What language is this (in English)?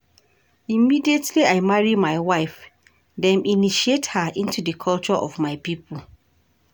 Nigerian Pidgin